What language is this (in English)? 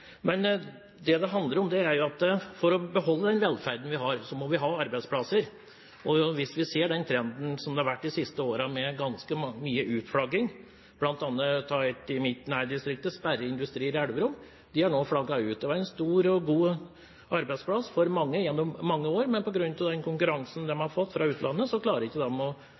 Norwegian Bokmål